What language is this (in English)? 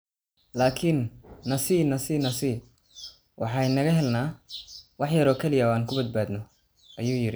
Somali